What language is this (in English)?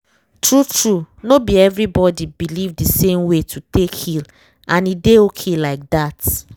Nigerian Pidgin